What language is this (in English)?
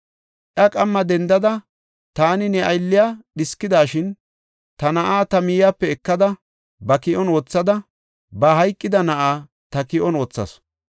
Gofa